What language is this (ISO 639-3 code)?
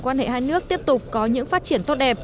vie